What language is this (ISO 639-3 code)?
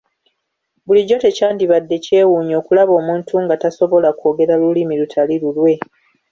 lug